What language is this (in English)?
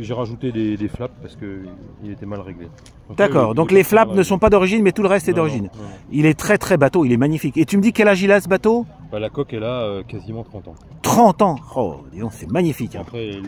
French